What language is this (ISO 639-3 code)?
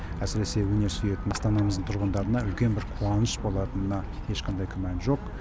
kaz